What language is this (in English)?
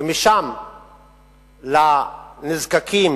Hebrew